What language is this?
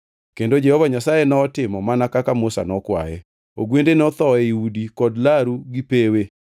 Luo (Kenya and Tanzania)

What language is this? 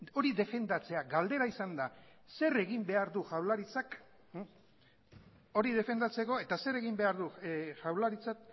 Basque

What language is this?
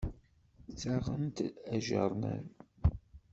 Kabyle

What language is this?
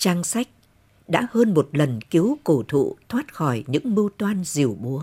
Vietnamese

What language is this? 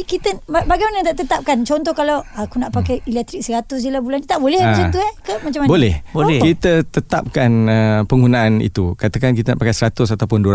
Malay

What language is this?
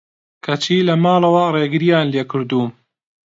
Central Kurdish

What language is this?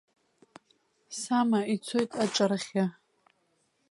Abkhazian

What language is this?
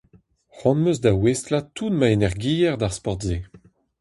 Breton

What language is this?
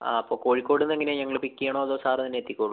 Malayalam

